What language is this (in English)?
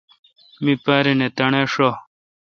Kalkoti